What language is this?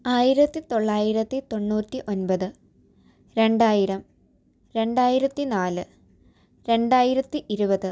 Malayalam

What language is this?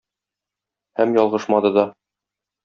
Tatar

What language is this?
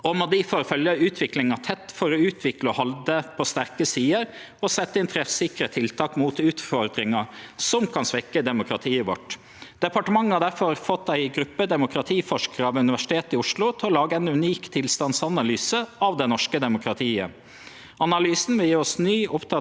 Norwegian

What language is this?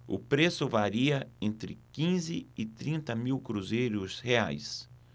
Portuguese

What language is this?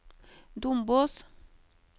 Norwegian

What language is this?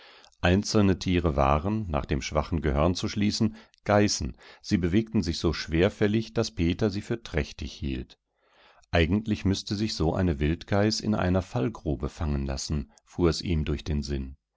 German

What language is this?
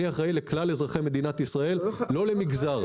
Hebrew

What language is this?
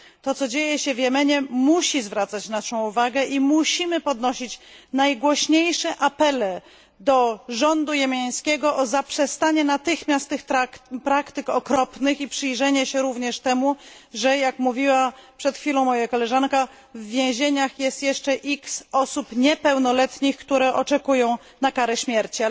Polish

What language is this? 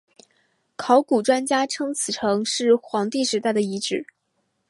Chinese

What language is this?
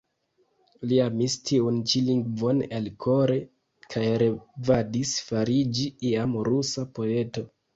Esperanto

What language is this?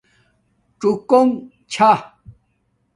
Domaaki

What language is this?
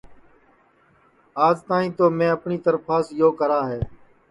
Sansi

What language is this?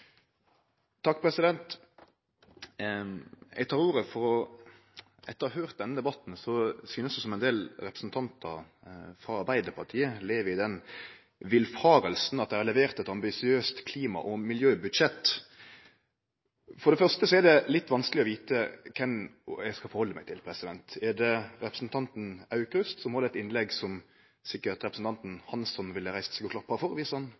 Norwegian Nynorsk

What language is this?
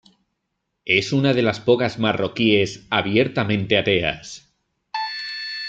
Spanish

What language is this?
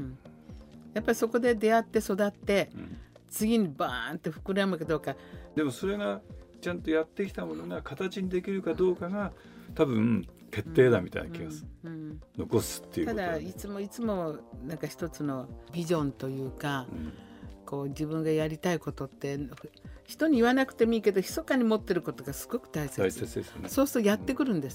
Japanese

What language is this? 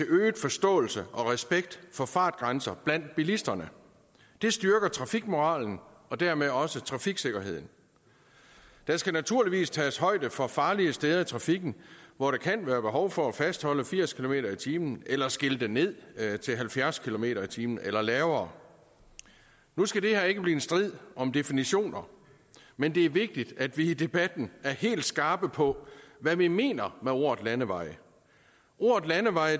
Danish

